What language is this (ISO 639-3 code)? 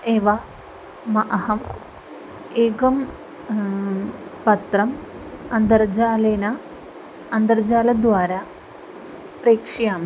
san